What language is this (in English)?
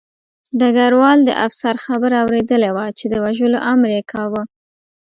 Pashto